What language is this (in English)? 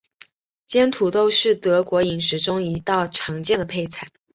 Chinese